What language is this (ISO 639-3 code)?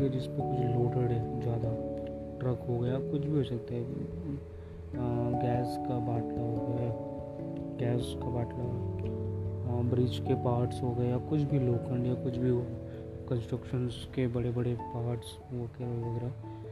hin